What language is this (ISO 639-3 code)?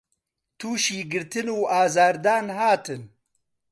ckb